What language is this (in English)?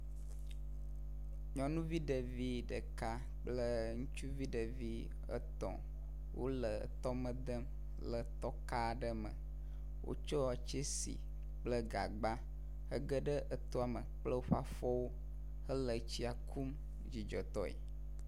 Ewe